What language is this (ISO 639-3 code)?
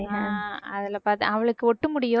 tam